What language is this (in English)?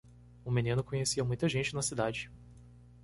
Portuguese